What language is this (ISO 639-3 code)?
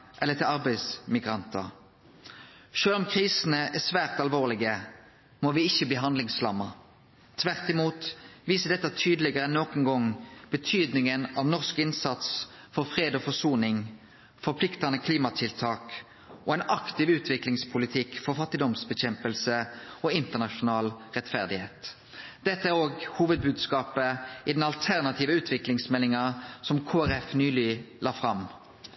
nno